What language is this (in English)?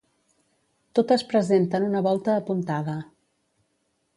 Catalan